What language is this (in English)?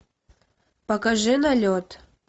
Russian